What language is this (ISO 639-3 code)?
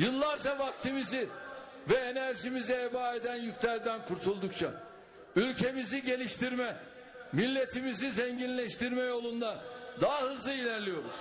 tur